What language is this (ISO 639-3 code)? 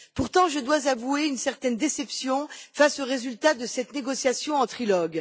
fra